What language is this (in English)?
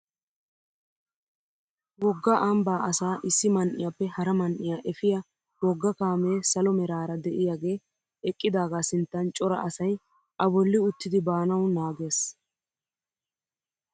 Wolaytta